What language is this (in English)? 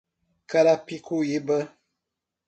Portuguese